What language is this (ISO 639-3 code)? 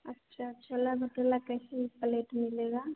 hin